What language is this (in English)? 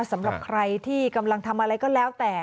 Thai